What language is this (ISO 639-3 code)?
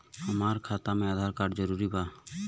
bho